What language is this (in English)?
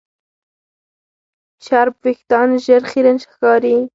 Pashto